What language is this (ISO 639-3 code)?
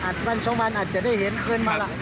tha